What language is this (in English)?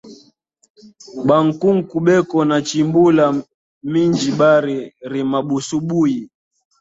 Swahili